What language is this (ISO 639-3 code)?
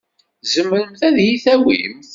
kab